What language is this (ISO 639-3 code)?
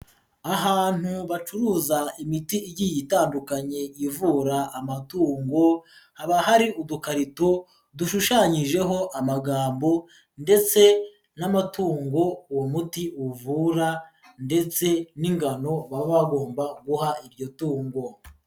kin